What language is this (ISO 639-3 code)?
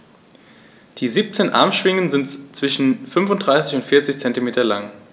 deu